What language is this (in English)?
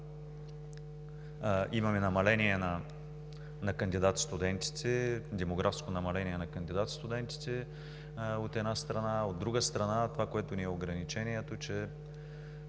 Bulgarian